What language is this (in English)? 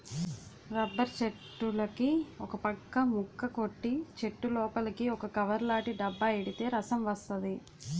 Telugu